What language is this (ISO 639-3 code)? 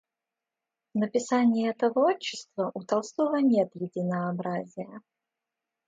rus